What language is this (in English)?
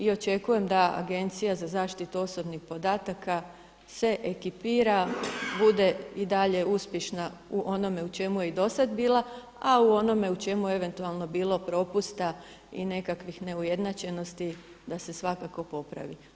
Croatian